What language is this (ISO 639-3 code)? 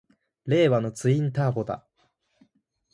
jpn